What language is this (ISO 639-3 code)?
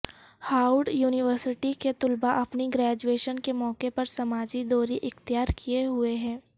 urd